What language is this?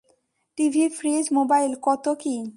Bangla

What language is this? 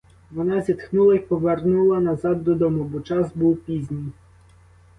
Ukrainian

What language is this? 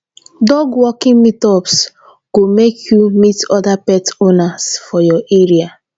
Nigerian Pidgin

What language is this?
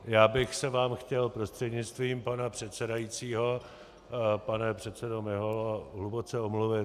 Czech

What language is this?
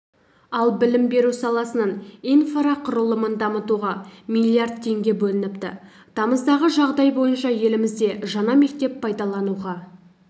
Kazakh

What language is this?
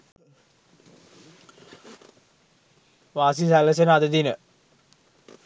Sinhala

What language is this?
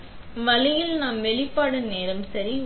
Tamil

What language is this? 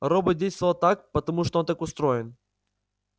Russian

